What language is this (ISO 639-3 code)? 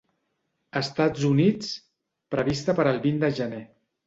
cat